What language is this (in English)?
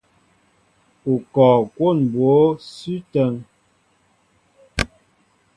Mbo (Cameroon)